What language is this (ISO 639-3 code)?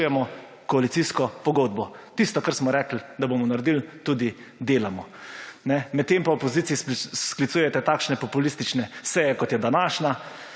slv